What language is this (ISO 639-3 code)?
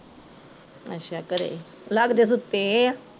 pan